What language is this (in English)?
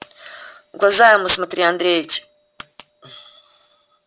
Russian